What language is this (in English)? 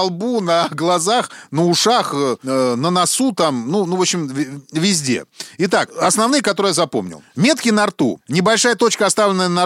Russian